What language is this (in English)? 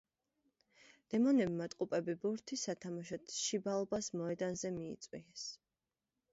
Georgian